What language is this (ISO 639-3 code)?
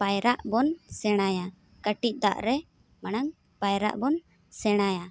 sat